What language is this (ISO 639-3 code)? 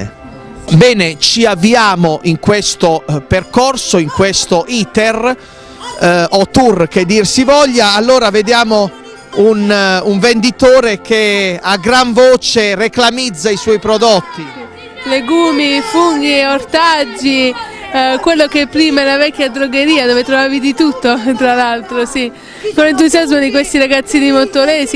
ita